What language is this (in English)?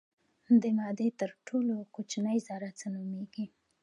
Pashto